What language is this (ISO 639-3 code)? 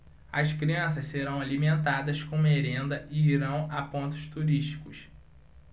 por